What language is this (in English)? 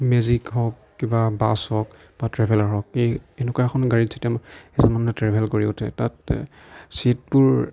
Assamese